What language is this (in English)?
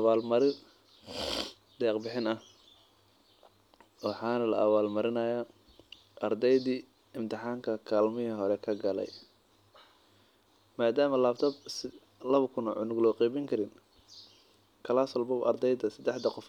Somali